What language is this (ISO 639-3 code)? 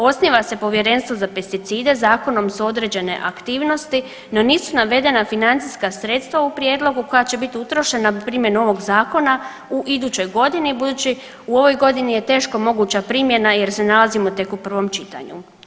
hrv